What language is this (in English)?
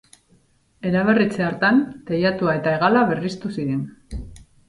Basque